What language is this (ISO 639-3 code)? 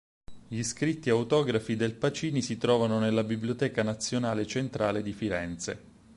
ita